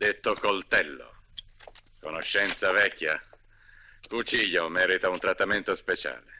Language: Italian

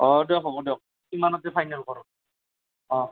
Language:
Assamese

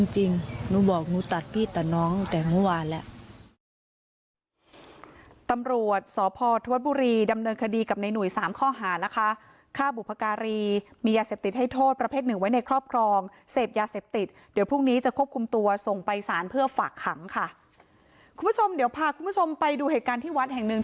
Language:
Thai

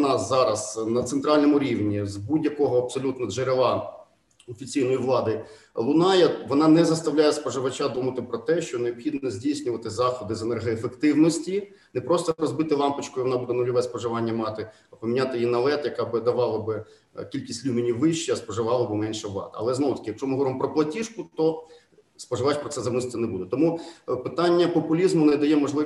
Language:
Ukrainian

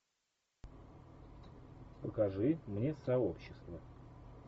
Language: Russian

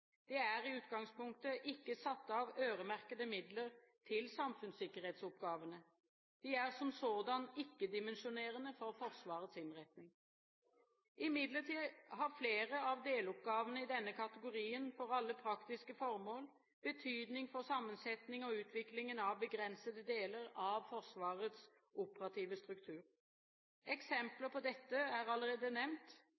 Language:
Norwegian Bokmål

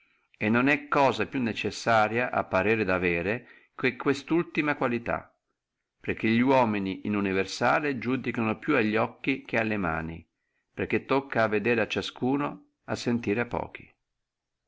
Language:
Italian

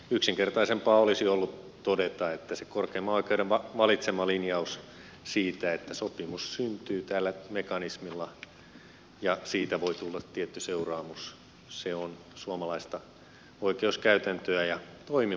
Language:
Finnish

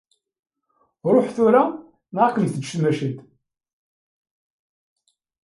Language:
Kabyle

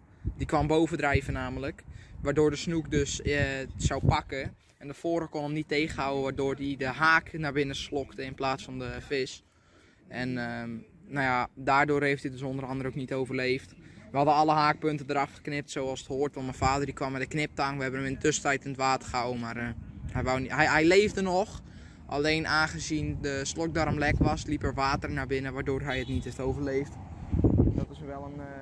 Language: Dutch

